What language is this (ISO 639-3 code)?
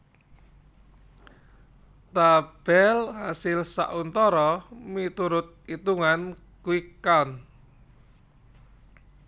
jav